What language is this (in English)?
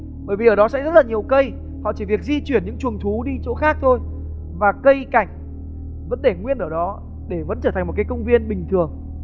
Vietnamese